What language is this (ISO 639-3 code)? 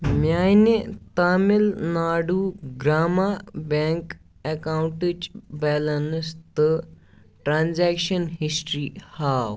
kas